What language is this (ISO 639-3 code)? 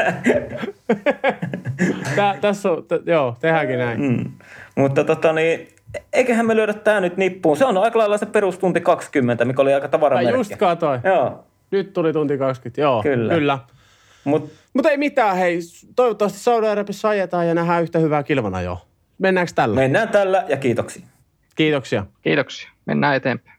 fin